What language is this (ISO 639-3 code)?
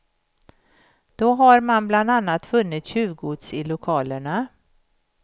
swe